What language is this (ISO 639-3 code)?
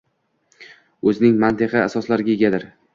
uzb